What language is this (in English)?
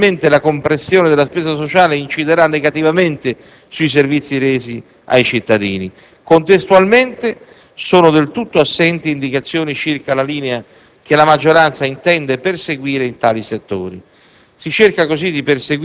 Italian